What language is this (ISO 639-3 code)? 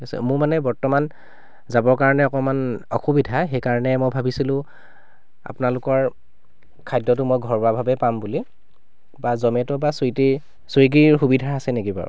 asm